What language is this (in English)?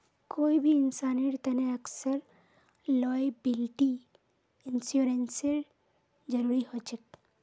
Magahi